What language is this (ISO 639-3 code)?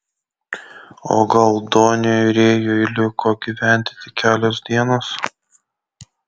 lit